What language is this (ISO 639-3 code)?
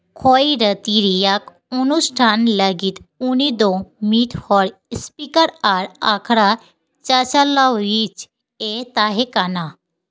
sat